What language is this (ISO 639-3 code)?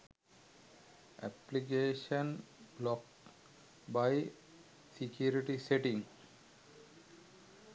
sin